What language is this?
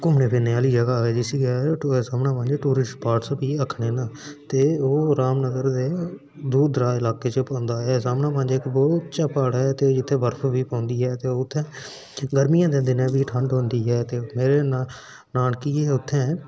Dogri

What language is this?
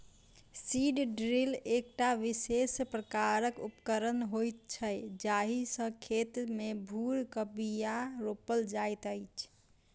Maithili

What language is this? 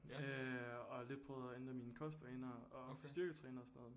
Danish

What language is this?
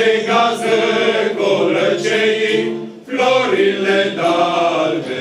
Romanian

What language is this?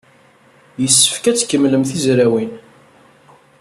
Kabyle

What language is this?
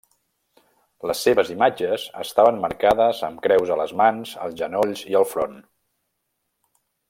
Catalan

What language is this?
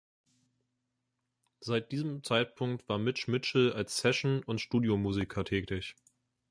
German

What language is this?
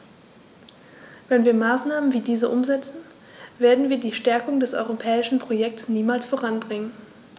German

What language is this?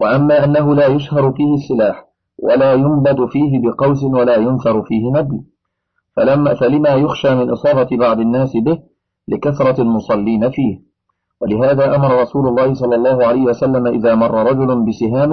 Arabic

